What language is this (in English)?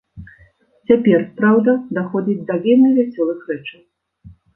Belarusian